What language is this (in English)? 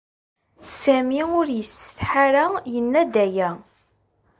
Kabyle